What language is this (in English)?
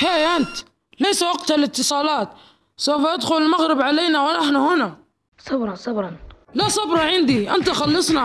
Arabic